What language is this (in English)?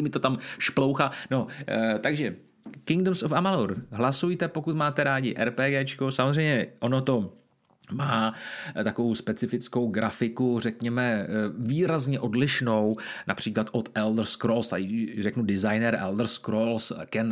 Czech